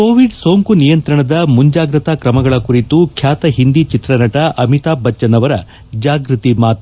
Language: Kannada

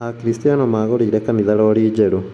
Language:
Kikuyu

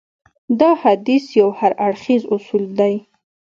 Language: Pashto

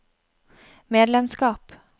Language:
Norwegian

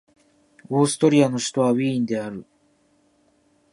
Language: Japanese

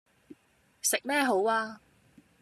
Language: Cantonese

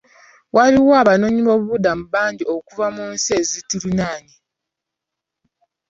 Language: Ganda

